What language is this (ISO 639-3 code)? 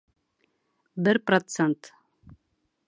bak